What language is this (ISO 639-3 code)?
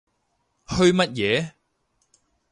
yue